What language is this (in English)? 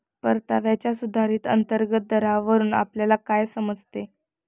Marathi